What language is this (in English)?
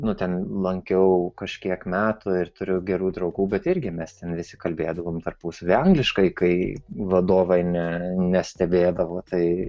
Lithuanian